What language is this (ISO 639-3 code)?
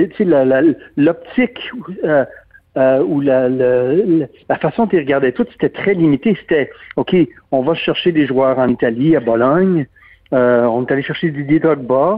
fra